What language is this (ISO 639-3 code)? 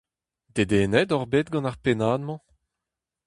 bre